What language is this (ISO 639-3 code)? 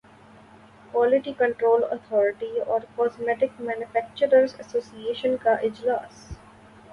urd